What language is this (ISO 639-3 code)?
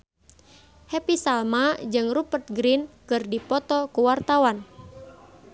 sun